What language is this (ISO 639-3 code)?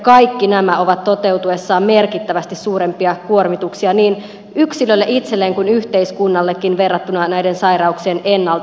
fin